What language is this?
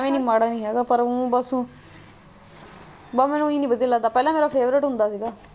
Punjabi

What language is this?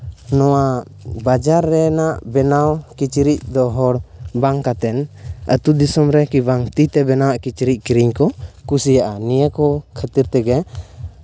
Santali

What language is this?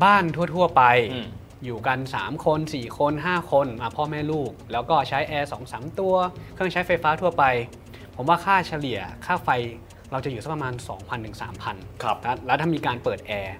Thai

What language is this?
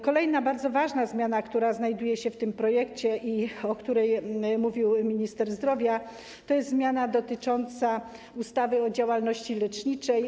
Polish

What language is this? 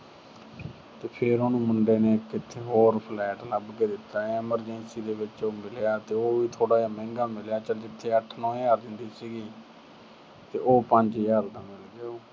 Punjabi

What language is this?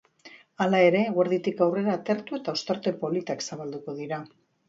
Basque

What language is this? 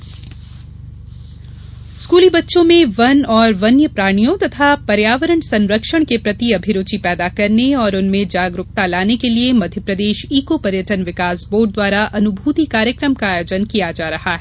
Hindi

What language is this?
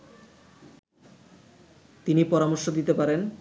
Bangla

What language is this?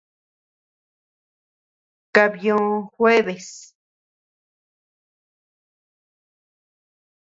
Tepeuxila Cuicatec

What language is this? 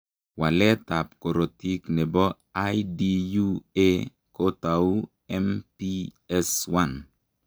Kalenjin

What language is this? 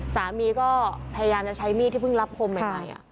Thai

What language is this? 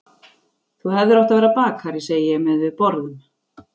Icelandic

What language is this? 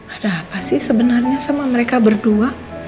Indonesian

